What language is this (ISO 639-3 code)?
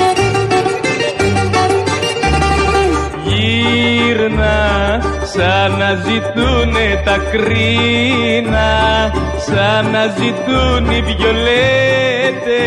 ell